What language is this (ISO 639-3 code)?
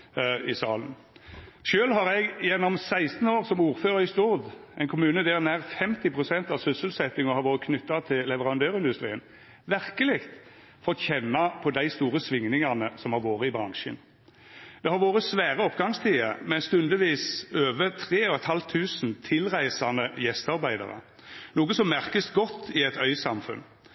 nno